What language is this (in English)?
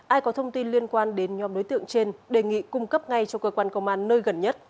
Vietnamese